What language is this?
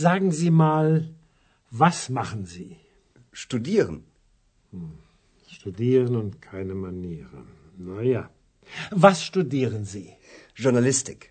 Romanian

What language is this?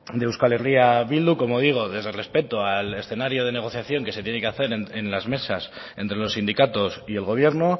Spanish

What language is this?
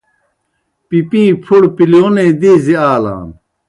Kohistani Shina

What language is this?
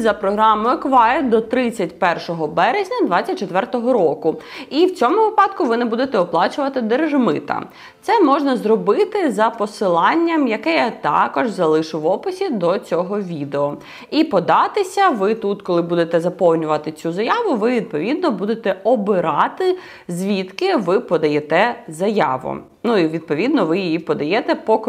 Ukrainian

